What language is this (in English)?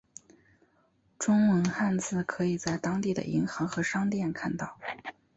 Chinese